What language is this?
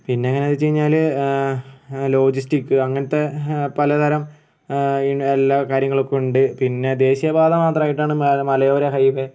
Malayalam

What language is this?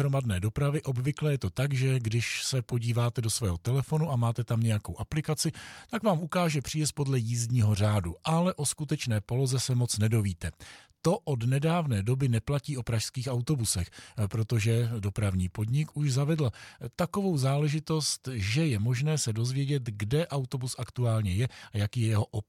Czech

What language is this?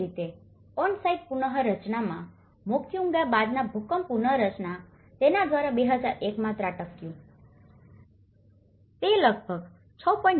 Gujarati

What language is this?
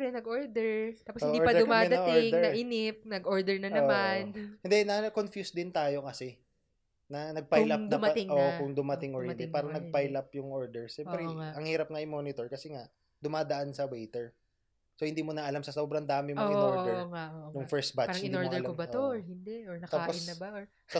Filipino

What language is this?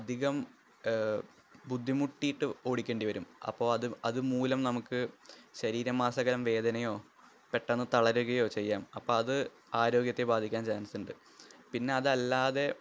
Malayalam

